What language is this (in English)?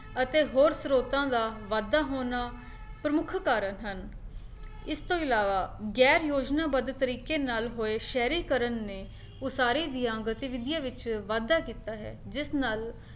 Punjabi